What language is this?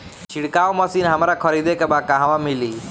Bhojpuri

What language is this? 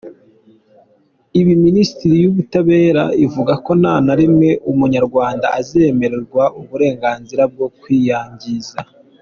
Kinyarwanda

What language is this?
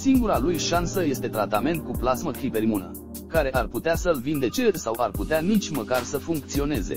Romanian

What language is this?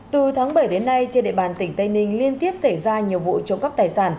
Vietnamese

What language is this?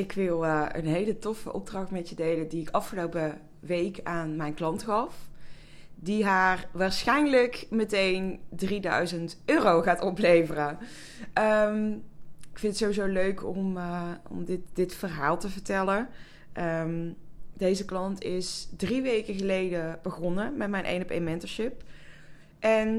Dutch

